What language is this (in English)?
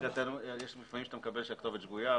Hebrew